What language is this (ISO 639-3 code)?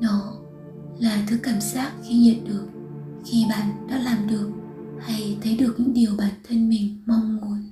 vie